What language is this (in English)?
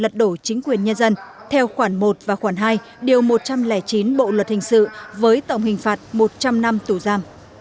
Vietnamese